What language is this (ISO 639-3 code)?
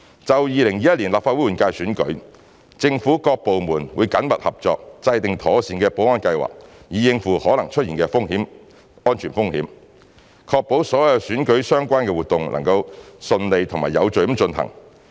yue